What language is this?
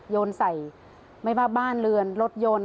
Thai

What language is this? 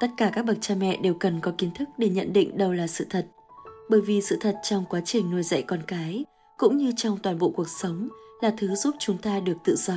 Vietnamese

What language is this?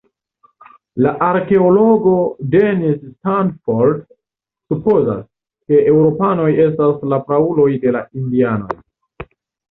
Esperanto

